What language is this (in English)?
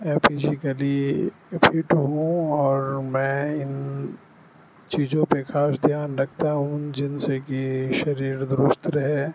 Urdu